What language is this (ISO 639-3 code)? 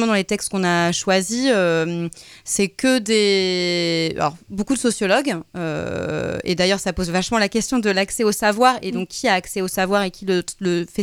fra